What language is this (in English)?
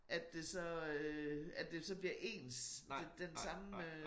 Danish